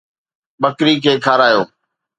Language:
Sindhi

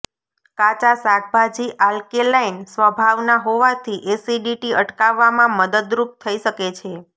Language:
Gujarati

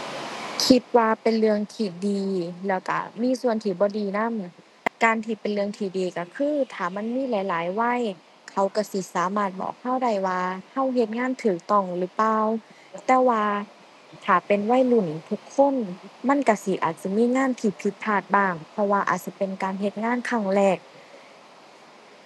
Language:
Thai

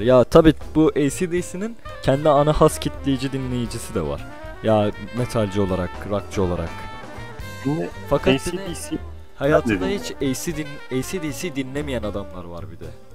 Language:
Turkish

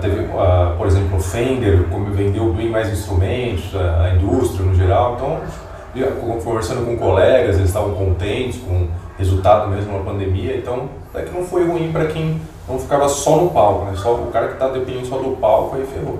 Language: Portuguese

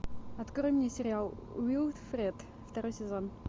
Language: Russian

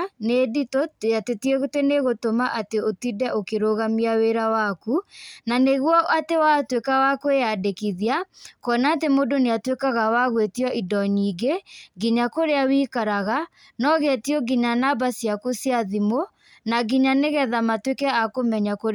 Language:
Kikuyu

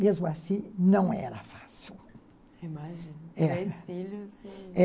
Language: Portuguese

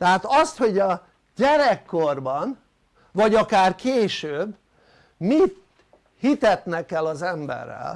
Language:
Hungarian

